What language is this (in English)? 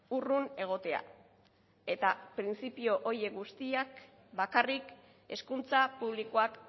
Basque